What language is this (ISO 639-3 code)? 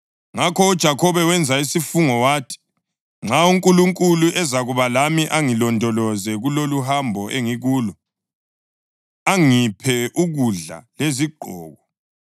nde